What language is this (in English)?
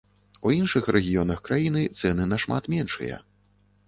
Belarusian